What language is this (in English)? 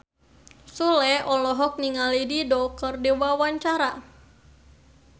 Sundanese